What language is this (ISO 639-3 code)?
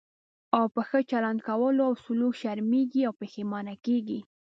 pus